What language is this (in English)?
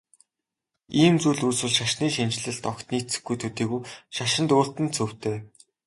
Mongolian